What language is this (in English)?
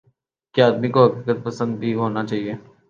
Urdu